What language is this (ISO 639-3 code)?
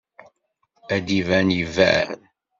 kab